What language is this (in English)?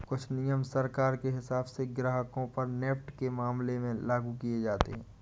Hindi